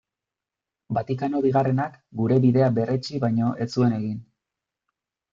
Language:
Basque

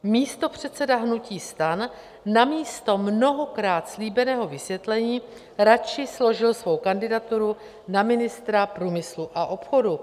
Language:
Czech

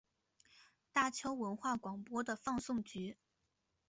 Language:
Chinese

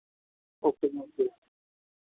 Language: Punjabi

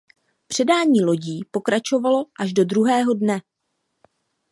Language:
Czech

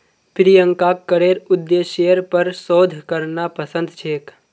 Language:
Magahi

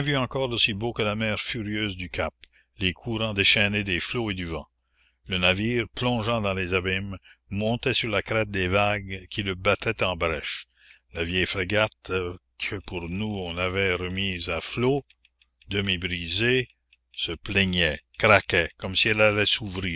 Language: French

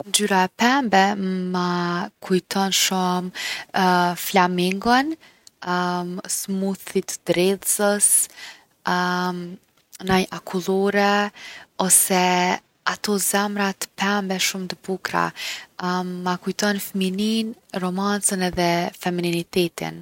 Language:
Gheg Albanian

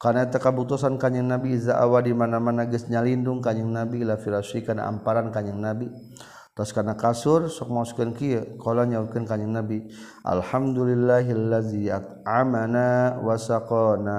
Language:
Malay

